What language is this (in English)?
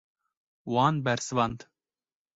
Kurdish